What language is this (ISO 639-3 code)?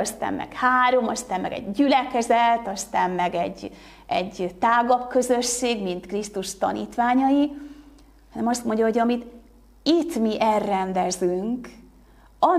hun